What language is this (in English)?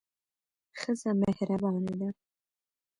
Pashto